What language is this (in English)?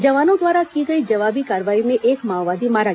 Hindi